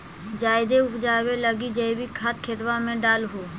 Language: Magahi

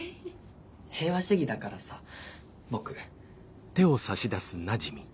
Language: Japanese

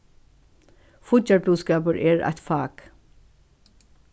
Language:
Faroese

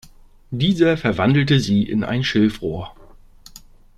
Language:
German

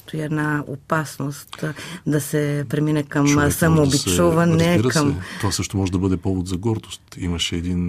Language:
Bulgarian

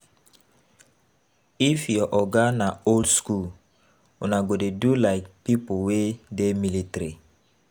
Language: Nigerian Pidgin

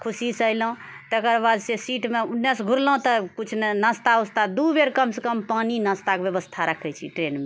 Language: Maithili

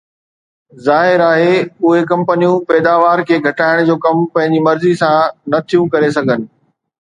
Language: Sindhi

